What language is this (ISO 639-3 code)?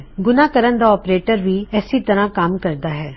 pan